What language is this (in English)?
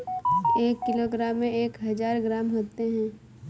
Hindi